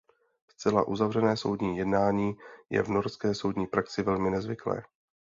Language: Czech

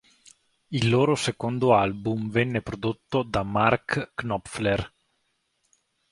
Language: Italian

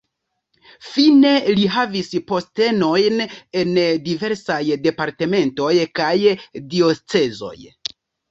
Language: Esperanto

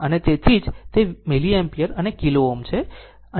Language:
Gujarati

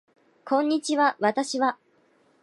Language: Japanese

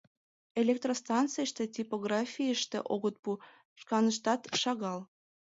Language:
Mari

